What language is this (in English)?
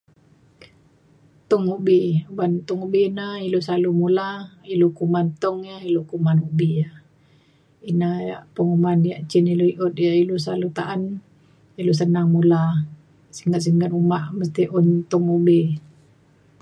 Mainstream Kenyah